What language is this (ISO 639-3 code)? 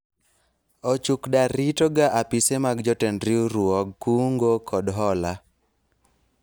luo